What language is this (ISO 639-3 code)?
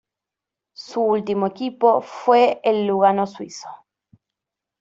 spa